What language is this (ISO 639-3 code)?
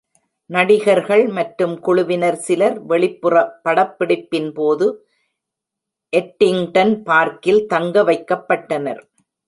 tam